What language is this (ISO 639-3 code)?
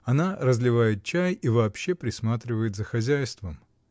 rus